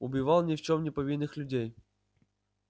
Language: Russian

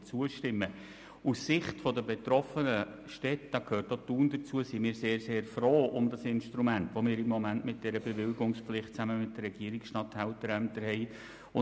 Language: Swiss German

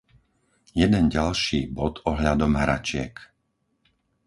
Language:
Slovak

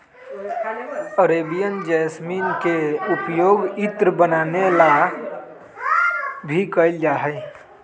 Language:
Magahi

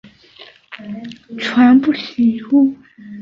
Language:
Chinese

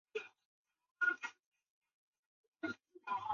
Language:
Chinese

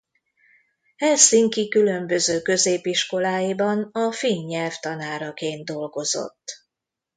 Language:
Hungarian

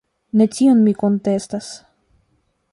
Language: Esperanto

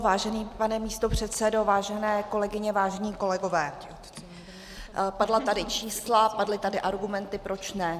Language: Czech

